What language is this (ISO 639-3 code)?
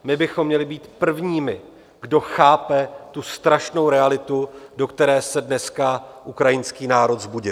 ces